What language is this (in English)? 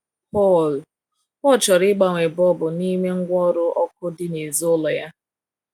Igbo